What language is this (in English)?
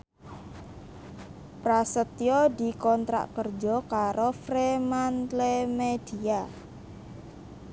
Javanese